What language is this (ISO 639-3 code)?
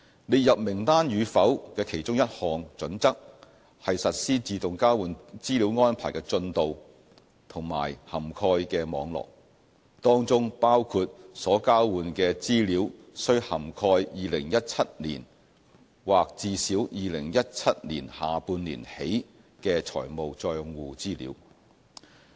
yue